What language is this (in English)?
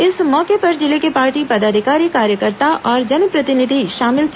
Hindi